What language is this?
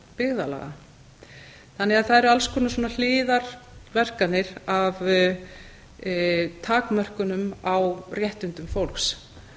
Icelandic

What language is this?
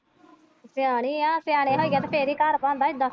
Punjabi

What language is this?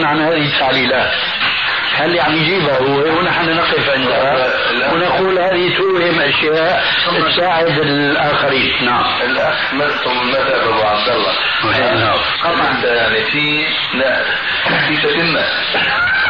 Arabic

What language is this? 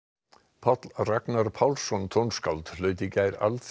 Icelandic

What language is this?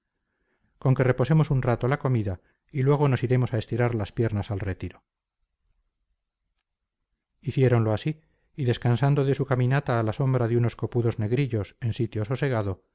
Spanish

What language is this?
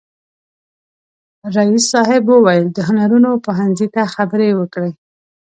Pashto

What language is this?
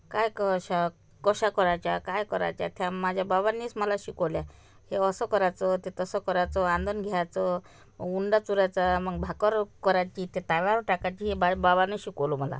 Marathi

